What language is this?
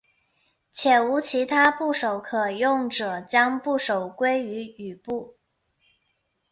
Chinese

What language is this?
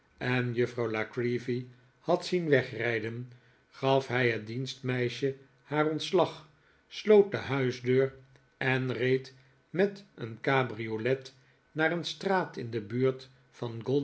Dutch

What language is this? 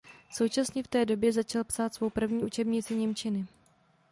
Czech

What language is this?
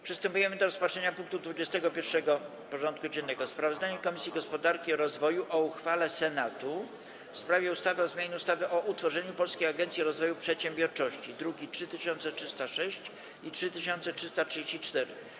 Polish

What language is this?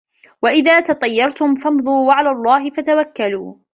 Arabic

